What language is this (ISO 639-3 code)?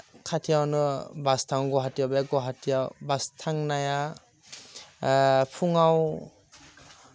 brx